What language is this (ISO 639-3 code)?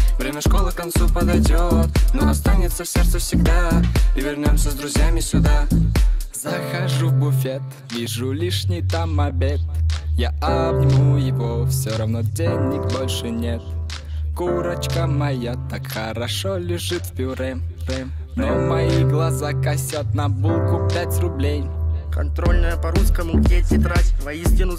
rus